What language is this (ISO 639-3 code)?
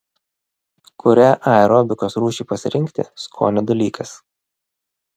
lit